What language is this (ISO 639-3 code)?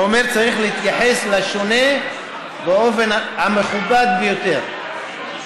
heb